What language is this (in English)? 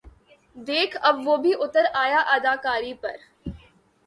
Urdu